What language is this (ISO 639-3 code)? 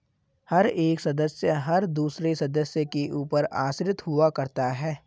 hin